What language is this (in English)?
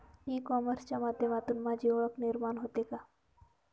Marathi